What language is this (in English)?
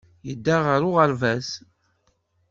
Kabyle